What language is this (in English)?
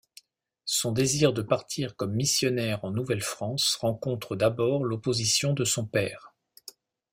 French